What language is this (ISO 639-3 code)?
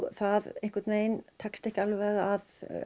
isl